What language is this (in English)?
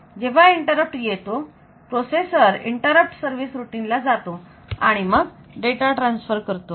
Marathi